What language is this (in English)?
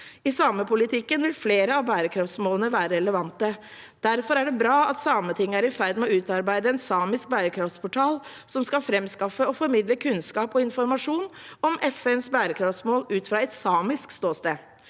Norwegian